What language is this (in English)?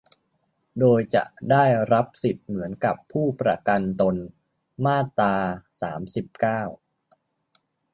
Thai